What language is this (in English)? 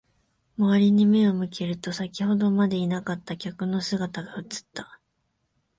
Japanese